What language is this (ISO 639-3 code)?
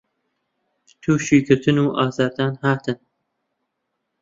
ckb